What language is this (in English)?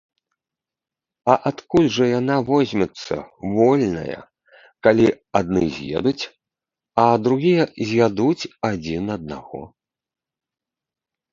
Belarusian